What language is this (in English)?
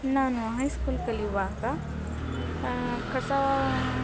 Kannada